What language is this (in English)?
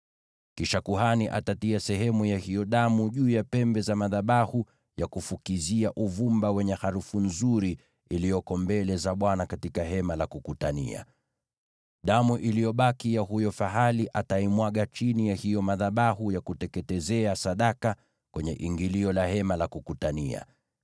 Swahili